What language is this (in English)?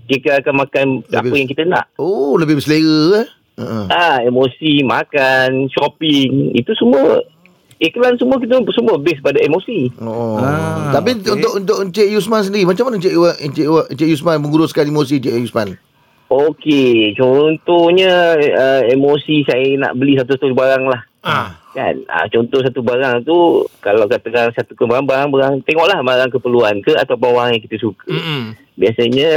Malay